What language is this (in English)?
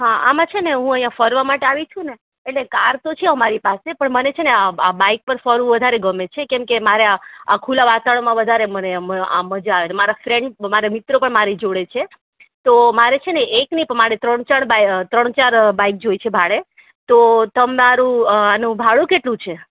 Gujarati